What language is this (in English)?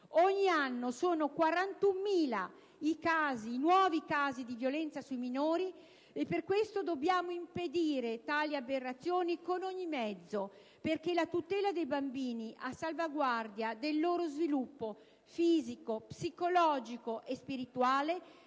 Italian